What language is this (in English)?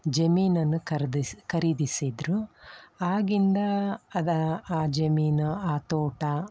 Kannada